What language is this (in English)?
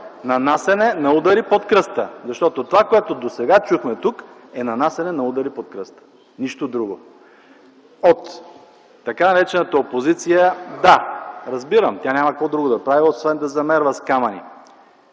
Bulgarian